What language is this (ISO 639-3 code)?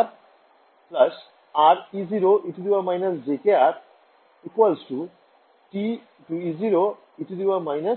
ben